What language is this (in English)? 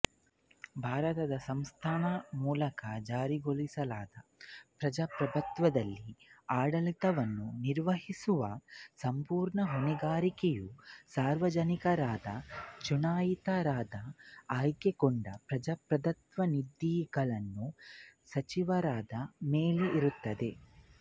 Kannada